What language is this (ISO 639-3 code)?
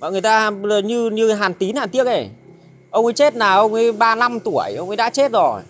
vie